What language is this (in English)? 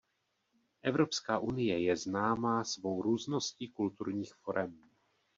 Czech